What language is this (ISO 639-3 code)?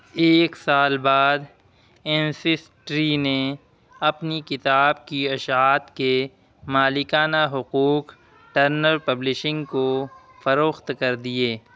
urd